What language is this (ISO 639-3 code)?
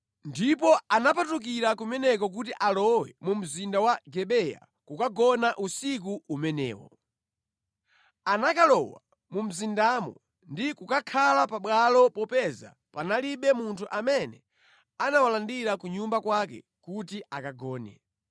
nya